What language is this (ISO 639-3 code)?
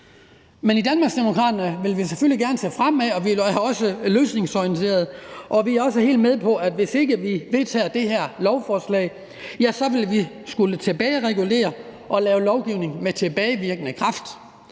dan